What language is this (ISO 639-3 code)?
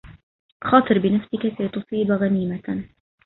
ara